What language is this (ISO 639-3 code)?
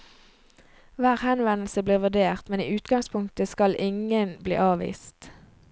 nor